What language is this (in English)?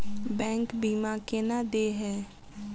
Maithili